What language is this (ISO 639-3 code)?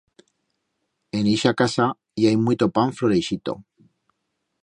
arg